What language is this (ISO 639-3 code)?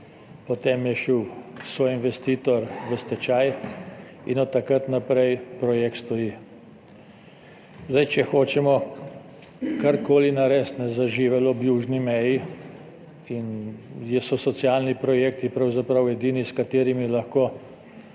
slv